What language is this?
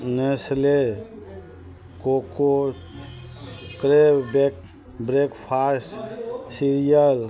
Maithili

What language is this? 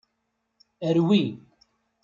Kabyle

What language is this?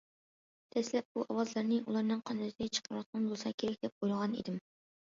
Uyghur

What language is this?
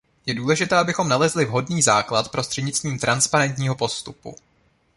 Czech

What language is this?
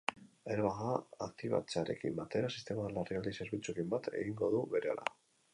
Basque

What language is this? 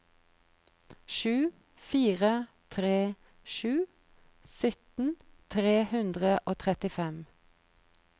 Norwegian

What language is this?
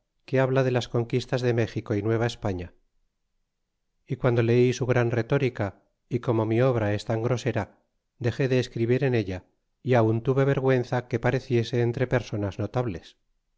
Spanish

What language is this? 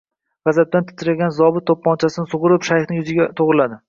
Uzbek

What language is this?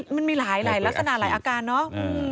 Thai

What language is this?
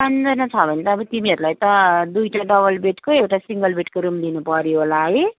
Nepali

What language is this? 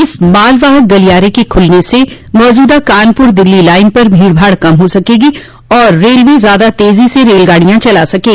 Hindi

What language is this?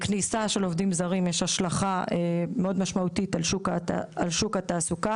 Hebrew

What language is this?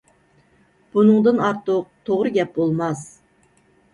Uyghur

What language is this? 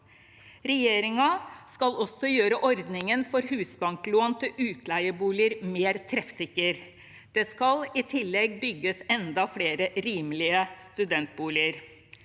Norwegian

